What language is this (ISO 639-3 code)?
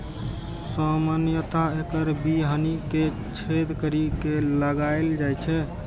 mai